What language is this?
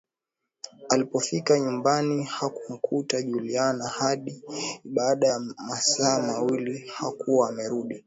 Swahili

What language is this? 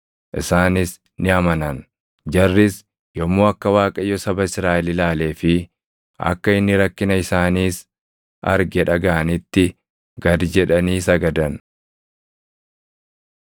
Oromo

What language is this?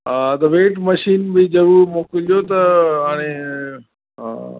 Sindhi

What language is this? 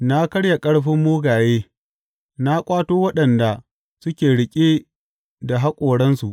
Hausa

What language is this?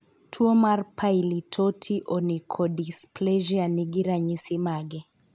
Luo (Kenya and Tanzania)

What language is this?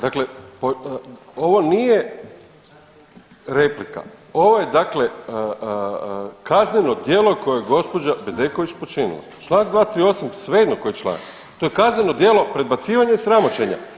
Croatian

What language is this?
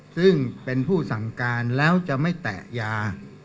Thai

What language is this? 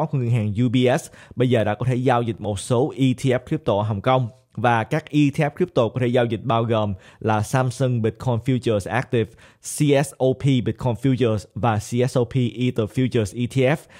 Vietnamese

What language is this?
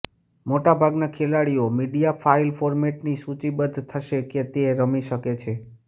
Gujarati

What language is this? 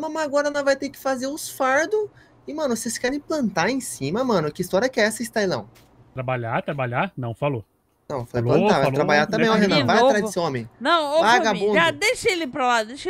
Portuguese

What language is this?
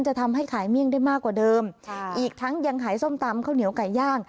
Thai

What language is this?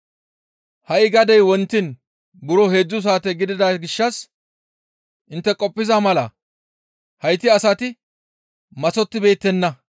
Gamo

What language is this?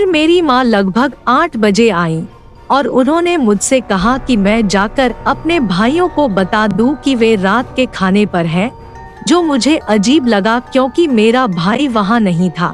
Hindi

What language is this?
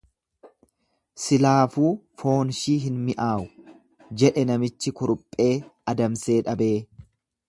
Oromo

